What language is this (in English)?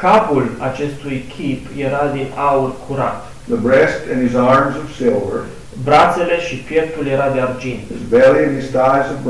Romanian